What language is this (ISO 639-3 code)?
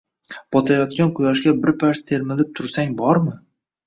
uzb